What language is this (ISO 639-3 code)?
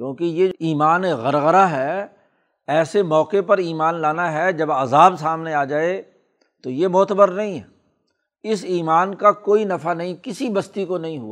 urd